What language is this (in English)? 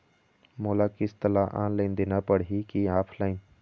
Chhattisgarhi